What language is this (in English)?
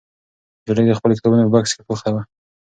Pashto